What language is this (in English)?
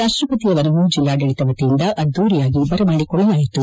Kannada